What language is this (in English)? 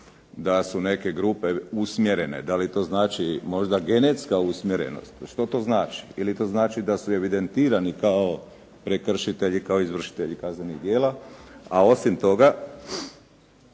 Croatian